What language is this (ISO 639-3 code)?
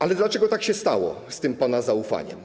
pol